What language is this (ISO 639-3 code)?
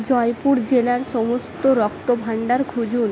ben